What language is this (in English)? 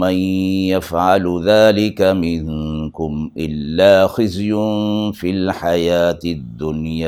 Urdu